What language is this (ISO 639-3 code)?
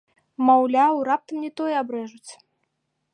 bel